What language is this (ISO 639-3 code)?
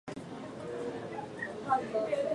jpn